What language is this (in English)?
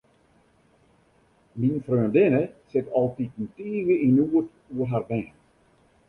Western Frisian